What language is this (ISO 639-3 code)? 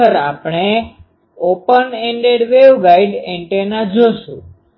guj